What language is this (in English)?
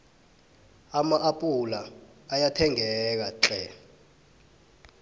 South Ndebele